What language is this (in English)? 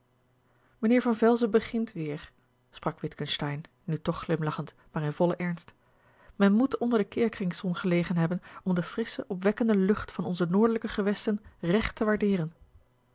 Dutch